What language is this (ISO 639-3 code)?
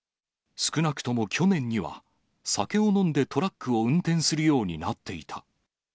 jpn